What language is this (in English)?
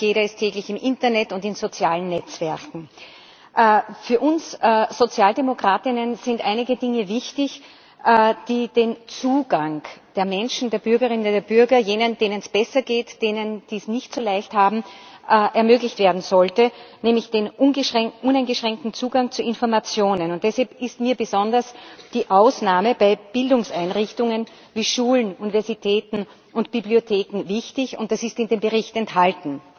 German